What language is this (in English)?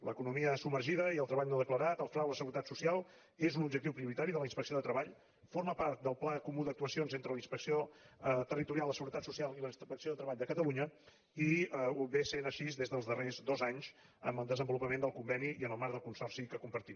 Catalan